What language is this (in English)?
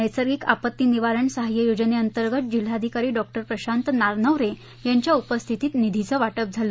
Marathi